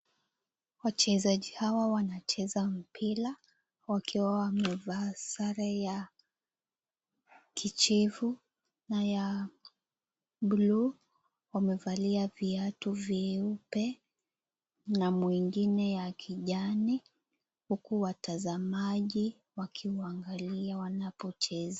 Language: Swahili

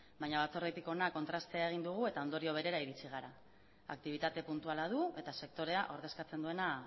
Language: Basque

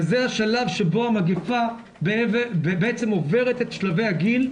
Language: Hebrew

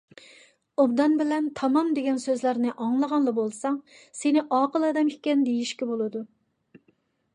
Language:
Uyghur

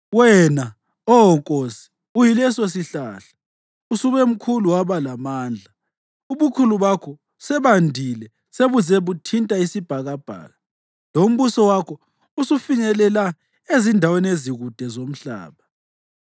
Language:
North Ndebele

